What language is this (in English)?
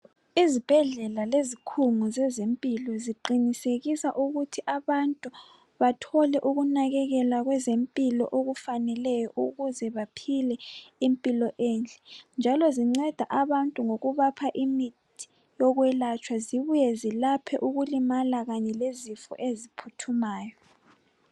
North Ndebele